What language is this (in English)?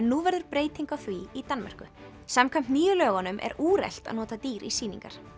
Icelandic